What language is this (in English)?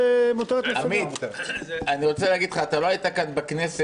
Hebrew